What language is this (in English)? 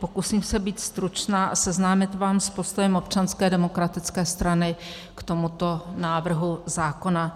Czech